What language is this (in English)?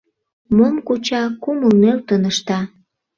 Mari